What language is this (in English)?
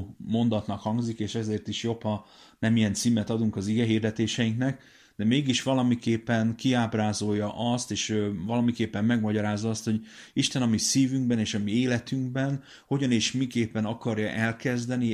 Hungarian